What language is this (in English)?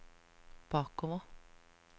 Norwegian